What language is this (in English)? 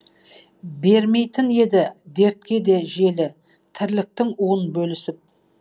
Kazakh